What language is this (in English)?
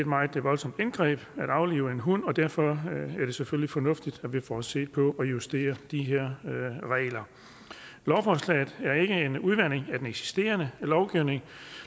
Danish